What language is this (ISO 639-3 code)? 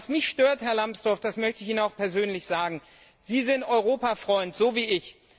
deu